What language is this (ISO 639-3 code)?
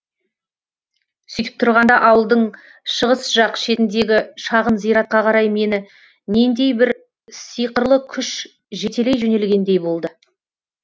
kaz